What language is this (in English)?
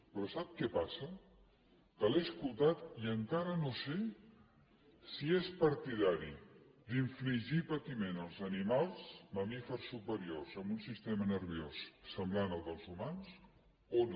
Catalan